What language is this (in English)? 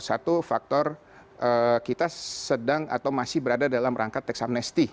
Indonesian